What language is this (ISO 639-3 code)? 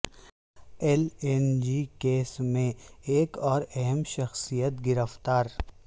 urd